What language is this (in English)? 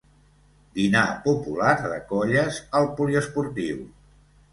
Catalan